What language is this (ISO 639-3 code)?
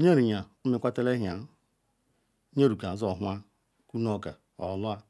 ikw